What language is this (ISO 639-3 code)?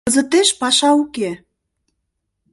chm